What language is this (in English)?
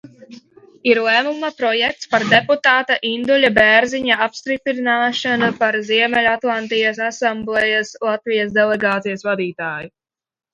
Latvian